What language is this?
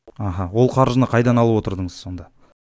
Kazakh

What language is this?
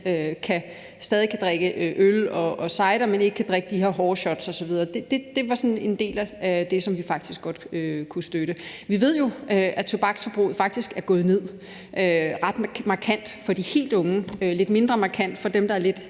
Danish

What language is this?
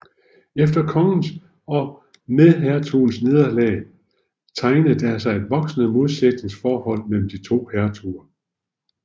Danish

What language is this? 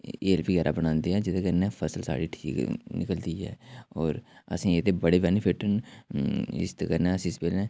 Dogri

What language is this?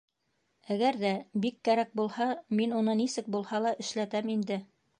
Bashkir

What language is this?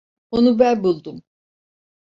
Turkish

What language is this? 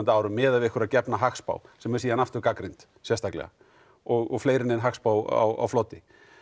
Icelandic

